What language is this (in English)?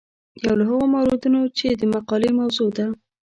Pashto